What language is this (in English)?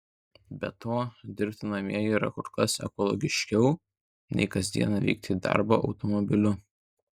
Lithuanian